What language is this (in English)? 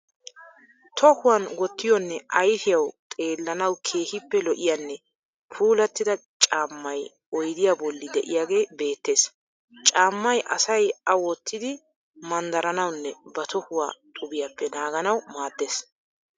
Wolaytta